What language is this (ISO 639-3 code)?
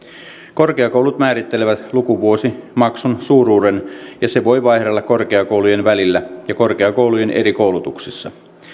fin